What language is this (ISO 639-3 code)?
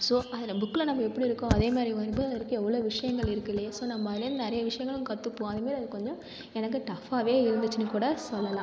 tam